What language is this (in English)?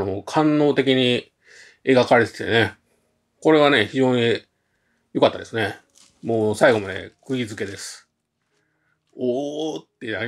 Japanese